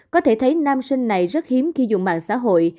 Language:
Vietnamese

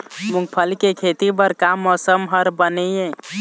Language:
Chhattisgarhi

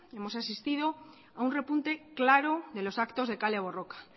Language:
Spanish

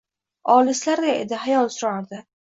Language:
Uzbek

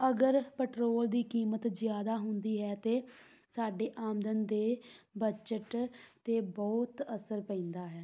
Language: Punjabi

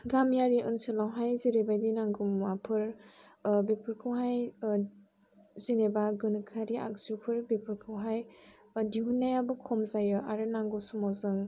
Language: Bodo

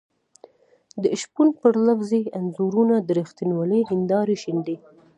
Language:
Pashto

